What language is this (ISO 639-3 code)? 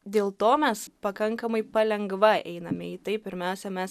lit